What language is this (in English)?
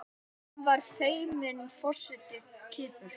Icelandic